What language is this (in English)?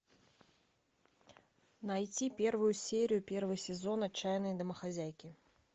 Russian